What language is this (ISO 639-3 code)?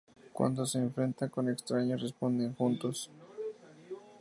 spa